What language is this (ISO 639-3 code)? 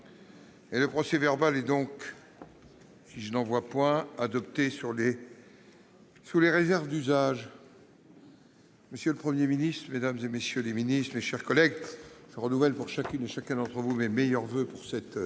fra